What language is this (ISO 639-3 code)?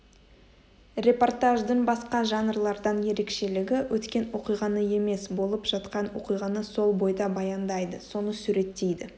kaz